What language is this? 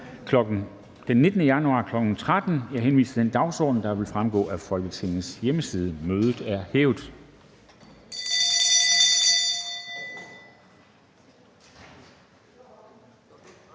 Danish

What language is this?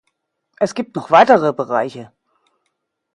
German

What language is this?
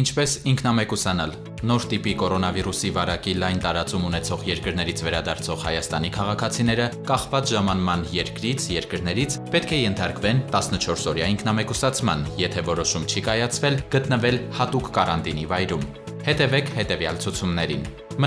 Arabic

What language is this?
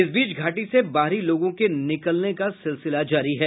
Hindi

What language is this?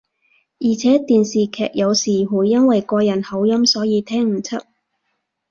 Cantonese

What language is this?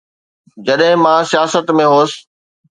Sindhi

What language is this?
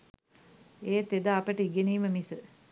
Sinhala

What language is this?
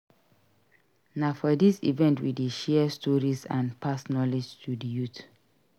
Nigerian Pidgin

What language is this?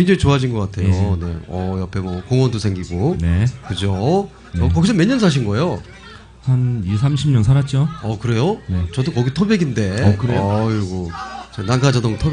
Korean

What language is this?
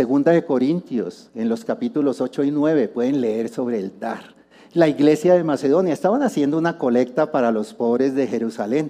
Spanish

